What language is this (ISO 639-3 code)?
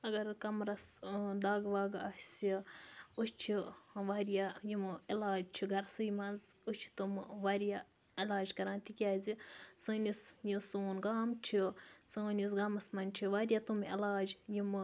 kas